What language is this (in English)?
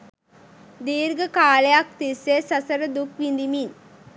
Sinhala